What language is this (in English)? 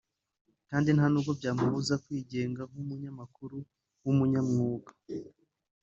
Kinyarwanda